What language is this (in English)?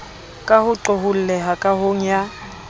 Southern Sotho